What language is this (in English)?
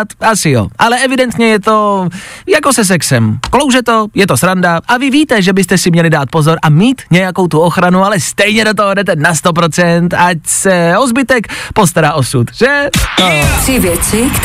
Czech